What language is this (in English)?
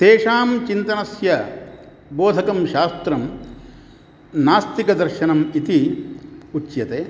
Sanskrit